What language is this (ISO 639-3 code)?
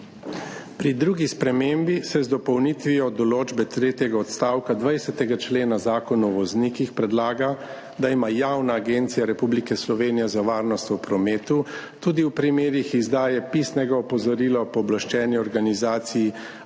slv